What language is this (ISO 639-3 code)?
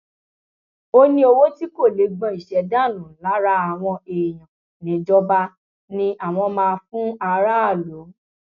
yor